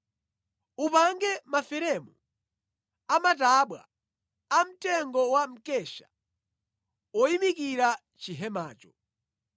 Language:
Nyanja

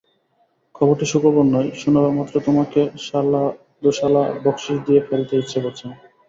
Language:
Bangla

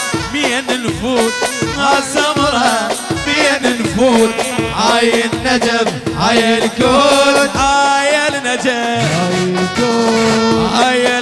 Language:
Arabic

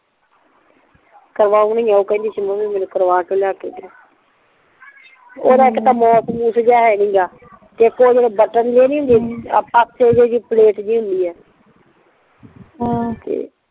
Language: Punjabi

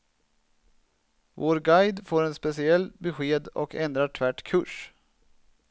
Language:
Swedish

